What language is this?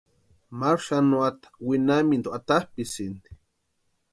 Western Highland Purepecha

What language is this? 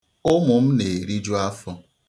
Igbo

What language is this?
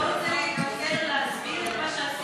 Hebrew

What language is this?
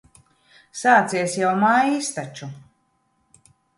Latvian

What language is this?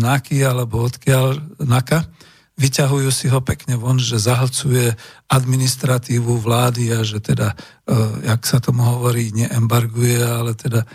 Slovak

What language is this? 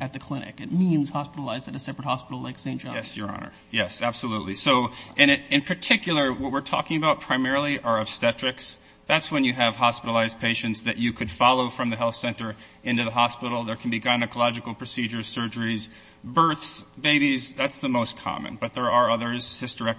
English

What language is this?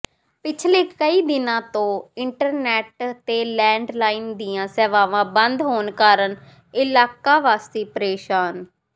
Punjabi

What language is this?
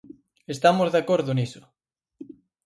Galician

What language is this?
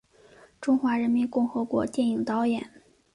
Chinese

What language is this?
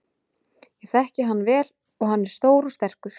Icelandic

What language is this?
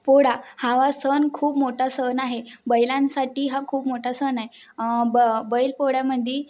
Marathi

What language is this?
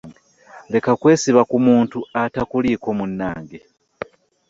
Ganda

